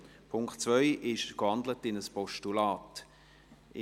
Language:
Swiss German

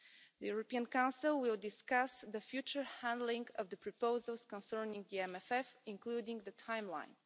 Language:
English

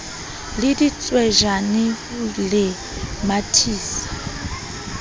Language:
Southern Sotho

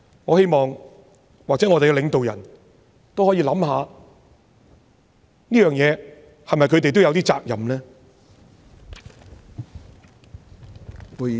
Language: Cantonese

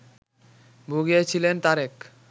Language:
Bangla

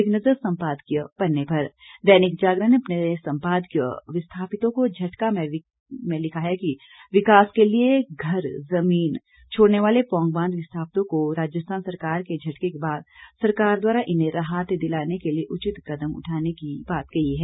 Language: Hindi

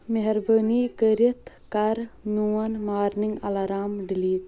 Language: Kashmiri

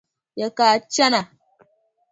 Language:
Dagbani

